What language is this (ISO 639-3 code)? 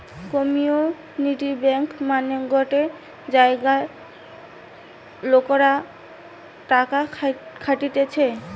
ben